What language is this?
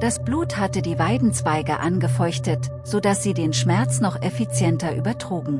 German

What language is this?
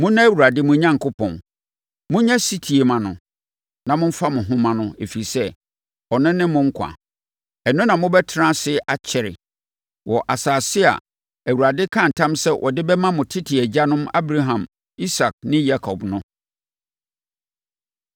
Akan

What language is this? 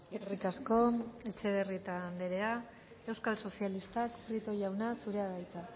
Basque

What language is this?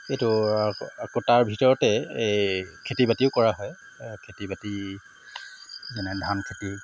Assamese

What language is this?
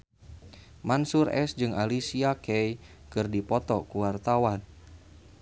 Sundanese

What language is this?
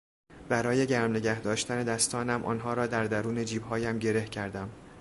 Persian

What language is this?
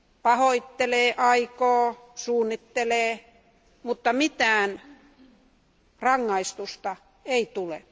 Finnish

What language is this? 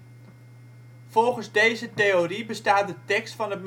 Dutch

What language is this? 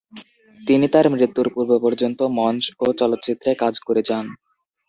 Bangla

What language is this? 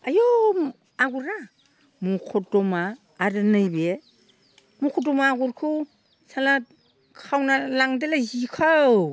Bodo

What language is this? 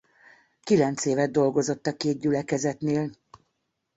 Hungarian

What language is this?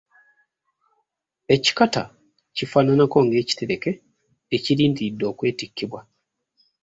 Ganda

